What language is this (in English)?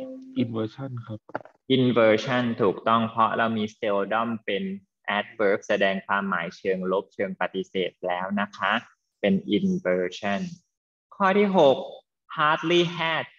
Thai